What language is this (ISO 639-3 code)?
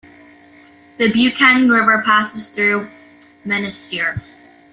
eng